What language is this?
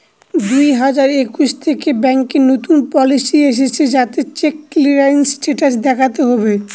Bangla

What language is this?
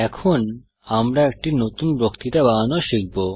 Bangla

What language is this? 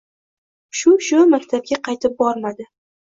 Uzbek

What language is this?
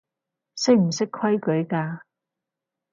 Cantonese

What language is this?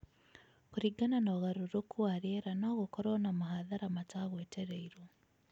Kikuyu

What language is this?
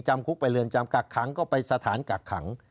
Thai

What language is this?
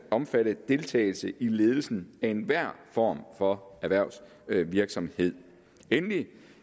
Danish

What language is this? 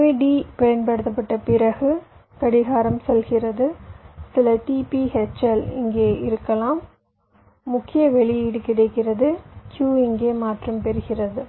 Tamil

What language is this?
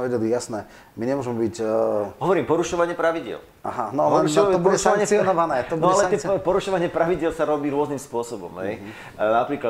Slovak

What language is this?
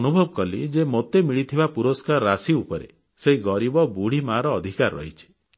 Odia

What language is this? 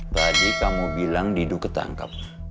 Indonesian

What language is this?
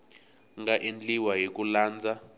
Tsonga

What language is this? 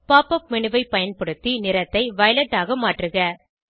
Tamil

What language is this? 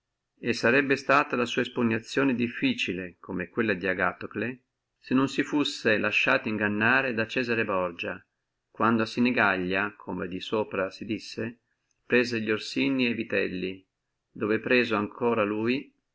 Italian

